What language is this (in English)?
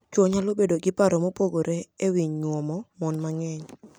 Luo (Kenya and Tanzania)